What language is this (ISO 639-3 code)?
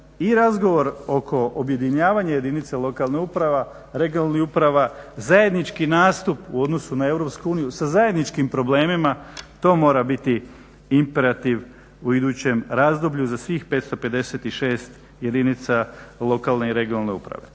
hrv